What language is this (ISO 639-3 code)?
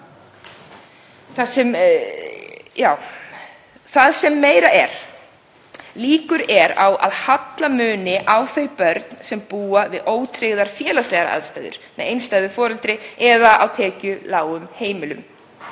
isl